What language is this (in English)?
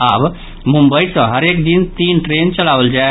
Maithili